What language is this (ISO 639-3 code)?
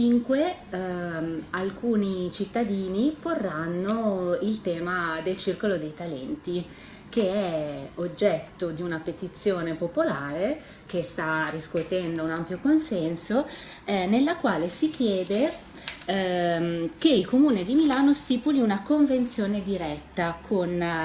ita